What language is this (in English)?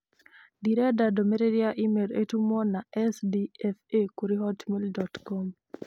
Kikuyu